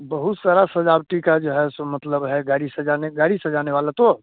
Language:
Hindi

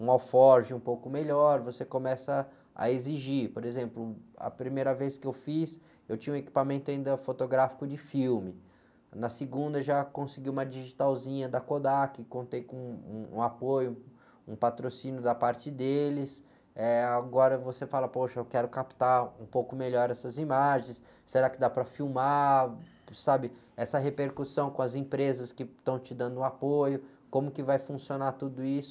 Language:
Portuguese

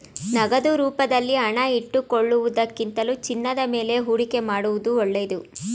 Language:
Kannada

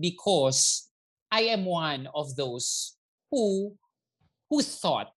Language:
Filipino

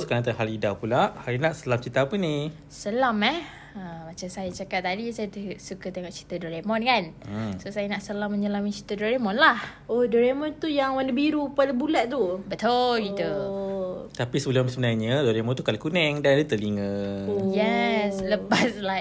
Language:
Malay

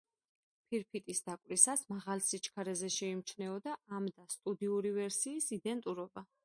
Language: Georgian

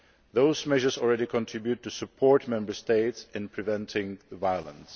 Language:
English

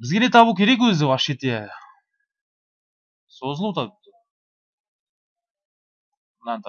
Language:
Turkish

